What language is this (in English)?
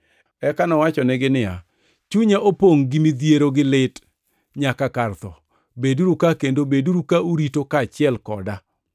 Luo (Kenya and Tanzania)